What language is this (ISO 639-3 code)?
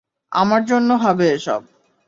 ben